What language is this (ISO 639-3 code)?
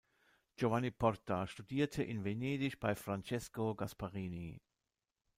deu